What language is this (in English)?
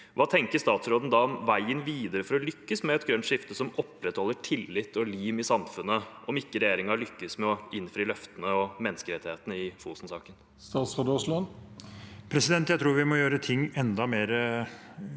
Norwegian